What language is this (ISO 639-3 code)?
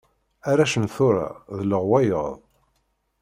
kab